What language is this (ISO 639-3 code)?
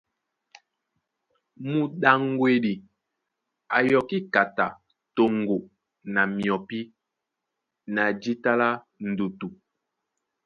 dua